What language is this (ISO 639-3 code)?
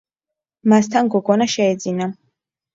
kat